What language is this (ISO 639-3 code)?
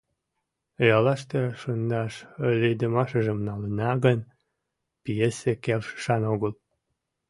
chm